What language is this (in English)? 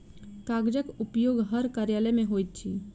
Maithili